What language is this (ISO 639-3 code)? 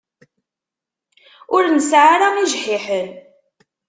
kab